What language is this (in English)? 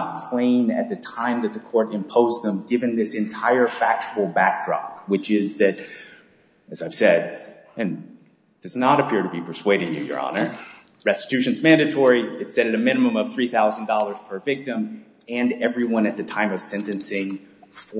English